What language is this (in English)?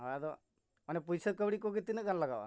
Santali